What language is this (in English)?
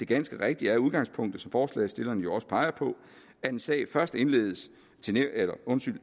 Danish